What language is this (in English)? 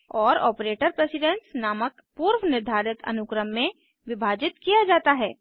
Hindi